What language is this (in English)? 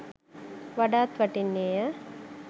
Sinhala